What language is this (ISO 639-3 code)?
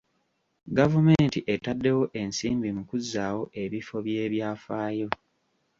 lug